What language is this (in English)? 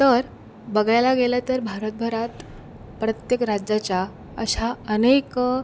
Marathi